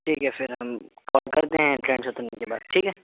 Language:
Urdu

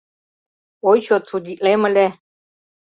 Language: Mari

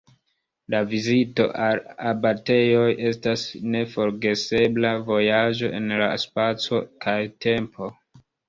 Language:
Esperanto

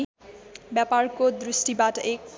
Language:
Nepali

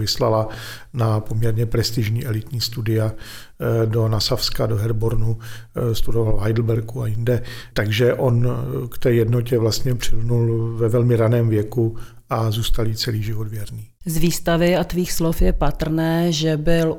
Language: Czech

